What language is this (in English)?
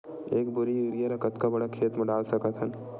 Chhattisgarhi